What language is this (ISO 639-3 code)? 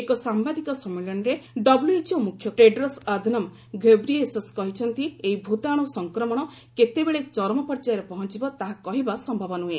ori